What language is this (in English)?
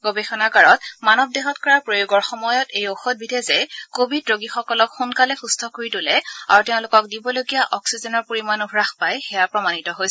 Assamese